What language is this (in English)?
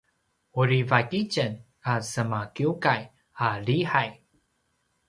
Paiwan